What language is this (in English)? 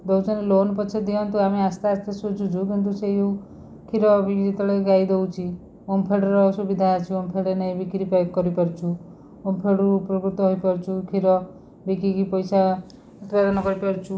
Odia